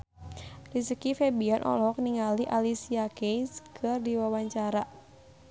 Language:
Sundanese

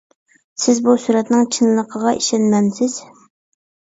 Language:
Uyghur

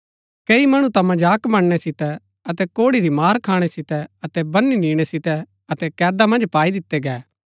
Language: Gaddi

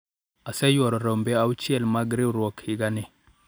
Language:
Luo (Kenya and Tanzania)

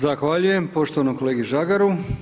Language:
Croatian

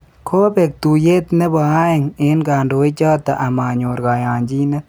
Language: Kalenjin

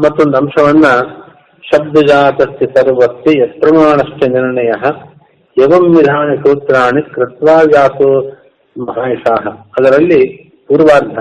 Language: Kannada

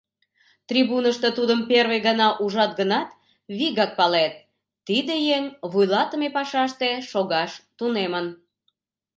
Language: Mari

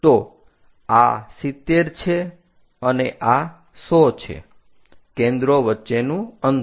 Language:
Gujarati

